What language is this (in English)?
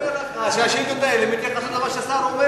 Hebrew